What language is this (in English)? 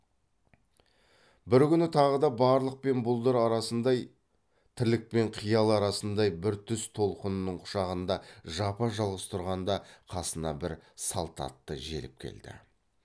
Kazakh